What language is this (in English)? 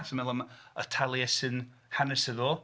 Welsh